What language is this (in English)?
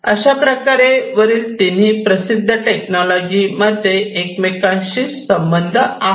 Marathi